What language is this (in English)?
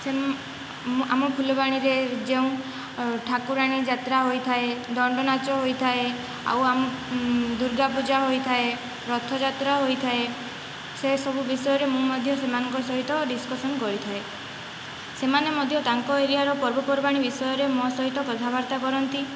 Odia